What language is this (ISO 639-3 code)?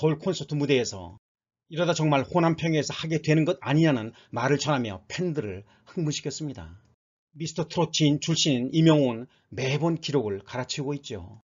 kor